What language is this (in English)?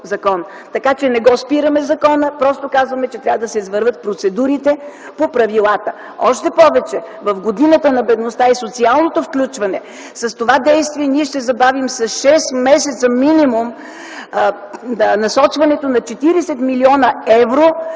Bulgarian